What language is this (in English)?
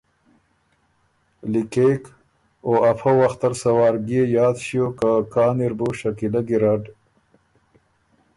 Ormuri